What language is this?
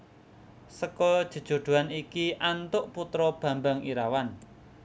Javanese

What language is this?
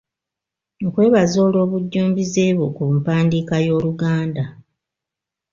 Ganda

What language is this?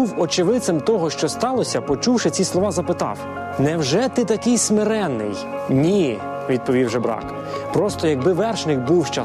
Ukrainian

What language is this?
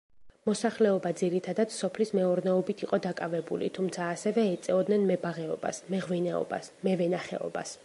Georgian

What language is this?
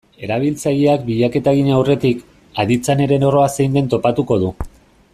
Basque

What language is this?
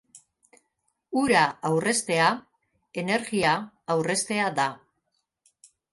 Basque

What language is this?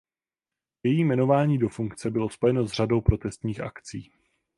Czech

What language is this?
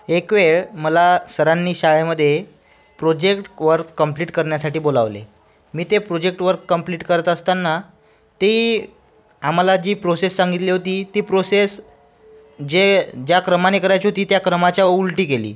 Marathi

